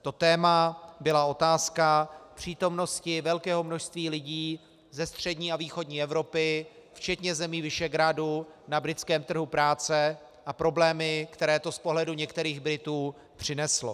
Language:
Czech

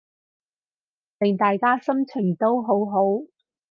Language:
Cantonese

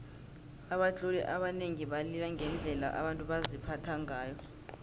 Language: South Ndebele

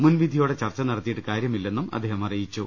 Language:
Malayalam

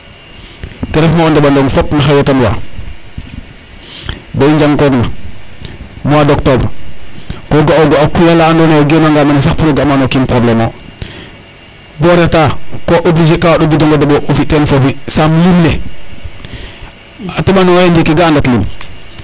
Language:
Serer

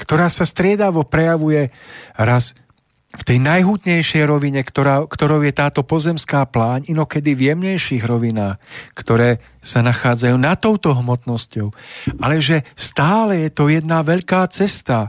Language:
Slovak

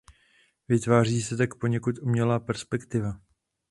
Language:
Czech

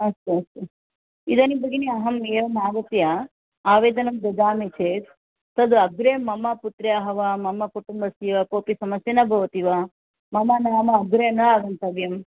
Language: Sanskrit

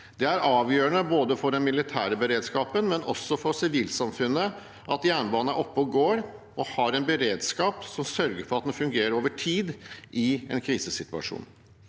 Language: Norwegian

